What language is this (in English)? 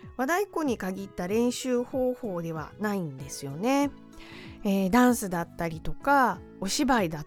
Japanese